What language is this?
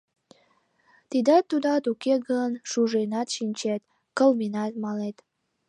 Mari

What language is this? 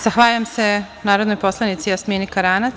Serbian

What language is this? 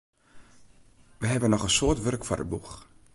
Western Frisian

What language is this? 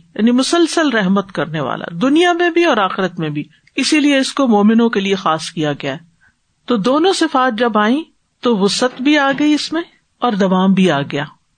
Urdu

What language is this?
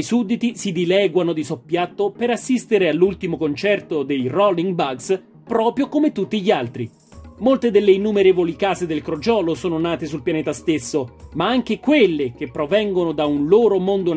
Italian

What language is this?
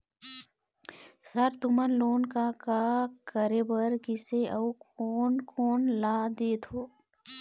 Chhattisgarhi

